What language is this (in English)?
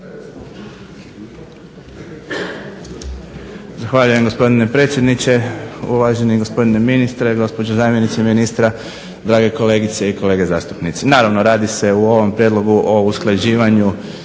Croatian